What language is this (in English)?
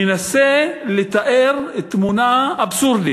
Hebrew